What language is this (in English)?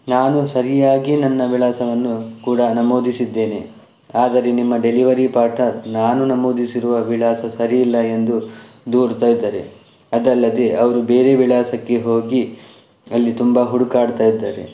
Kannada